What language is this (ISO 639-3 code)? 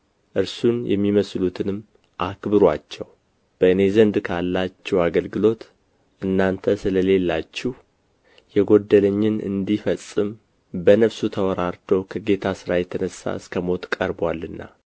amh